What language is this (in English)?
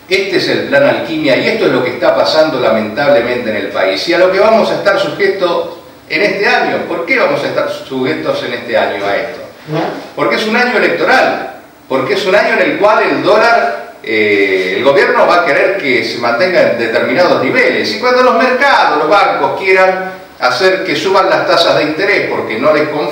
Spanish